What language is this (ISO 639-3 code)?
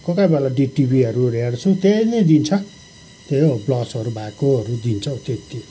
nep